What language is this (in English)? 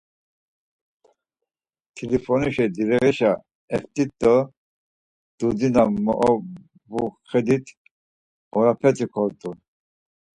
Laz